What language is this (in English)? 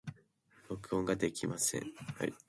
Japanese